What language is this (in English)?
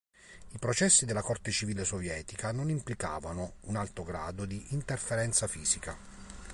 Italian